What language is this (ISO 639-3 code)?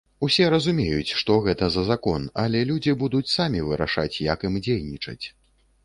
bel